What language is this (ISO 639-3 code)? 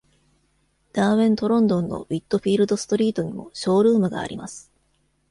jpn